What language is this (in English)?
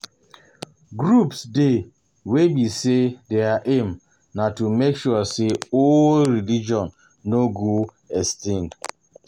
Nigerian Pidgin